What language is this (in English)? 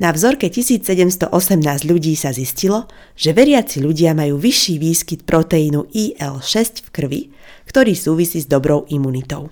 Slovak